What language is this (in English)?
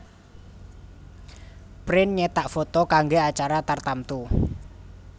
Javanese